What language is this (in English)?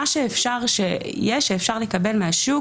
Hebrew